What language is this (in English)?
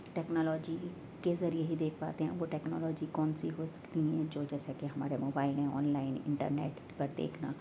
Urdu